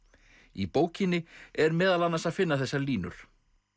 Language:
Icelandic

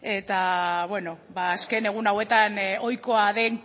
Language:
Basque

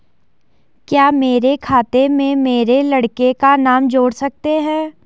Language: Hindi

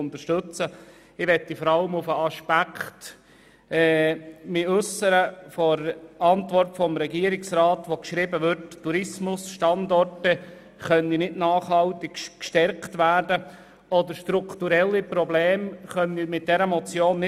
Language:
Swiss German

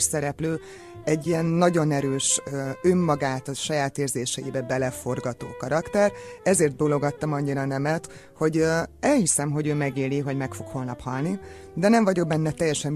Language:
Hungarian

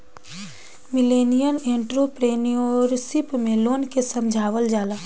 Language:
Bhojpuri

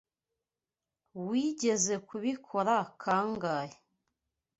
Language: Kinyarwanda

